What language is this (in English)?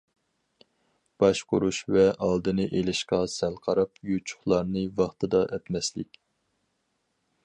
Uyghur